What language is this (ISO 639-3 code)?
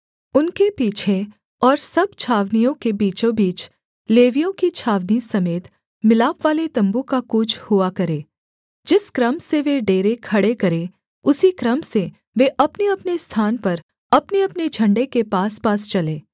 hin